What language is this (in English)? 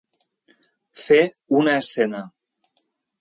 Catalan